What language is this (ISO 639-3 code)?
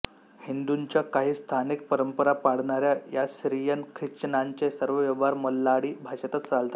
mar